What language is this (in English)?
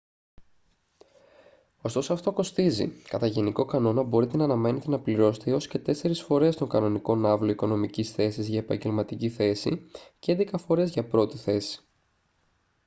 Greek